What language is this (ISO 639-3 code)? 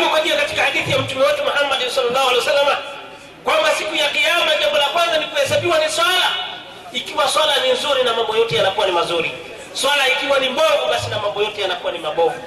swa